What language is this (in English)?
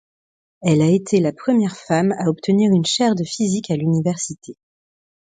French